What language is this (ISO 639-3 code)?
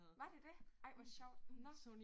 dan